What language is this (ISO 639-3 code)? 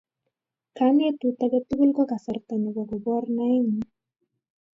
kln